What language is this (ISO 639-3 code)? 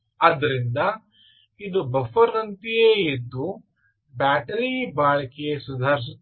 kan